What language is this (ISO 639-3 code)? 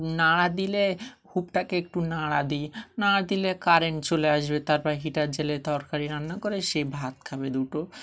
ben